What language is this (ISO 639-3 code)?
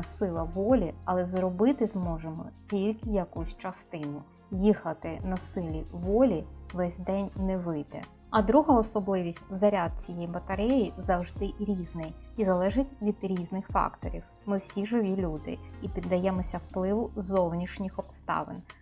ukr